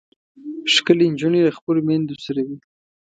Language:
Pashto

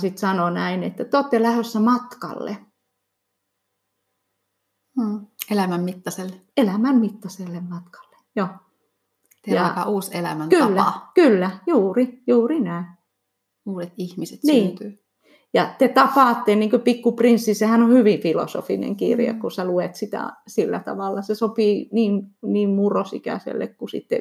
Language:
Finnish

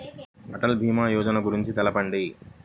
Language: Telugu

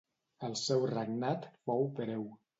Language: Catalan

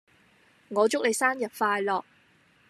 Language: Cantonese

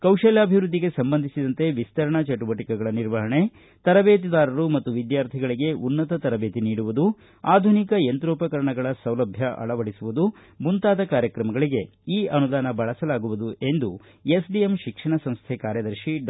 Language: Kannada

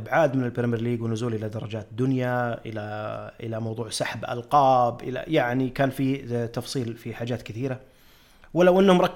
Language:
Arabic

